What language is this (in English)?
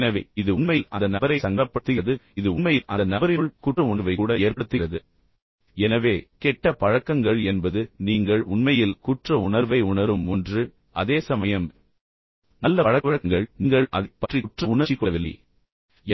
Tamil